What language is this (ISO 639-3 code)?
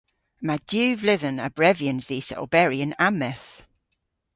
cor